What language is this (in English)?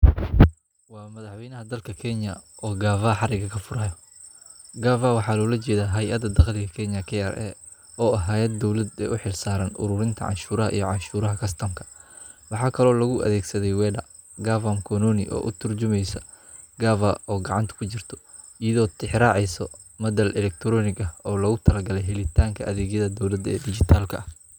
Somali